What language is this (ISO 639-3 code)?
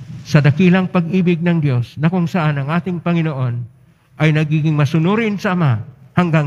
fil